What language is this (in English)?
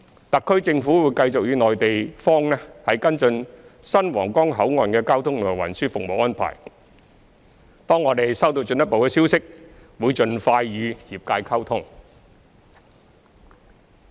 Cantonese